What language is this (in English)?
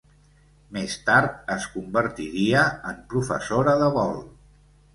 Catalan